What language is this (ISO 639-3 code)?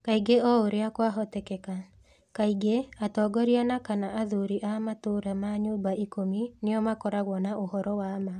kik